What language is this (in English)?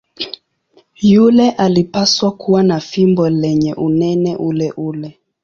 Swahili